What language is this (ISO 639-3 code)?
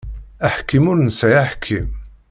kab